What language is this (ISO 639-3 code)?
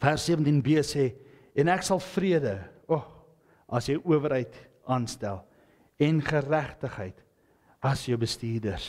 nld